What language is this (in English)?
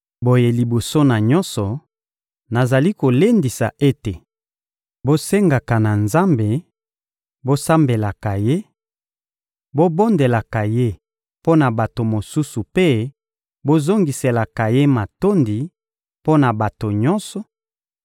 Lingala